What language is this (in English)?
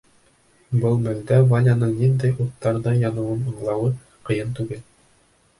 Bashkir